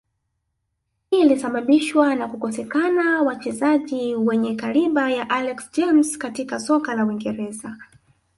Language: Swahili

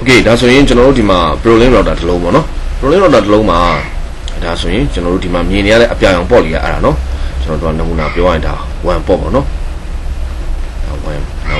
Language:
Korean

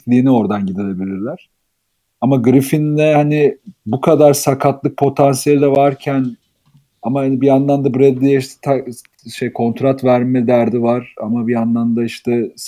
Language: Turkish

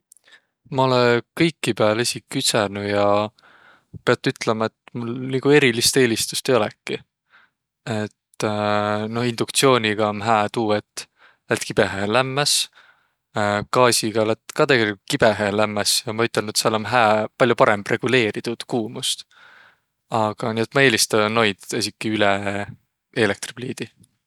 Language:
Võro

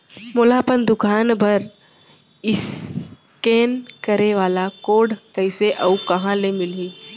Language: Chhattisgarhi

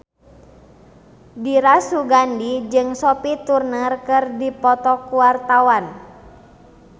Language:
Sundanese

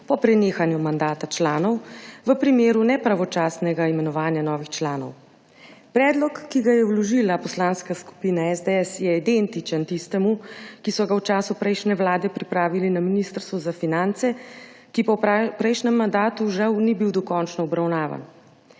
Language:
Slovenian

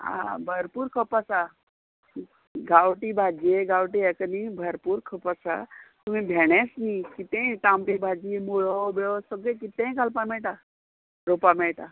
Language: Konkani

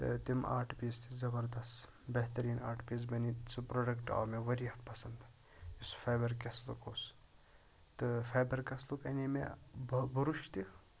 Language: Kashmiri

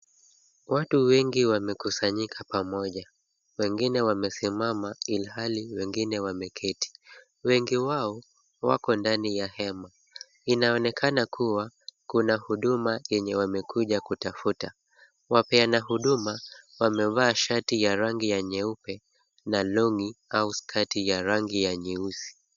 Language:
Swahili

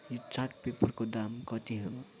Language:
Nepali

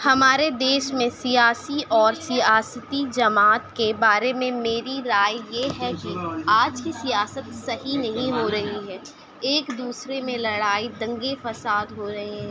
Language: Urdu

